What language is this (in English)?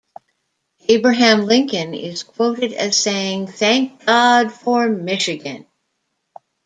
English